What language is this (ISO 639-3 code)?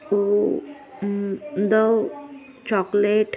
mar